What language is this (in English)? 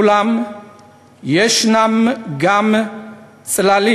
Hebrew